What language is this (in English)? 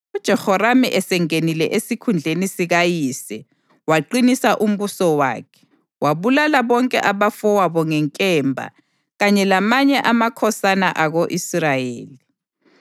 North Ndebele